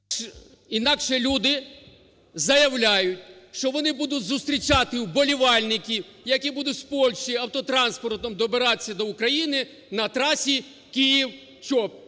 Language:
Ukrainian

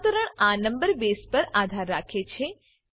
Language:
Gujarati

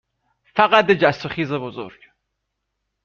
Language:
Persian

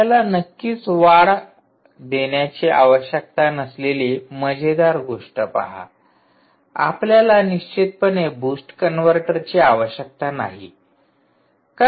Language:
Marathi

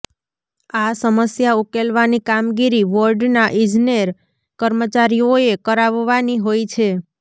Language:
Gujarati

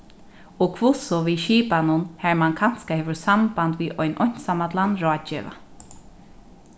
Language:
Faroese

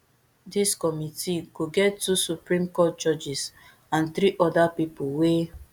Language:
Nigerian Pidgin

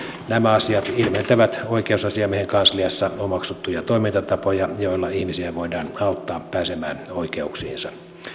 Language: Finnish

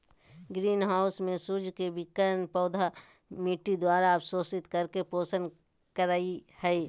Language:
Magahi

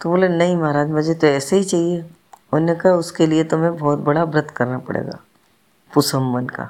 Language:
Hindi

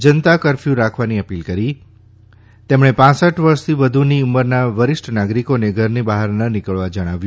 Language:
Gujarati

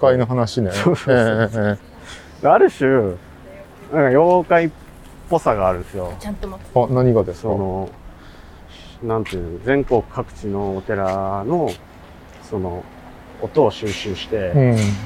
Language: Japanese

